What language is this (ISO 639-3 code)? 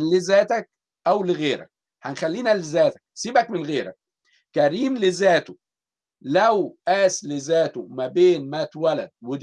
ara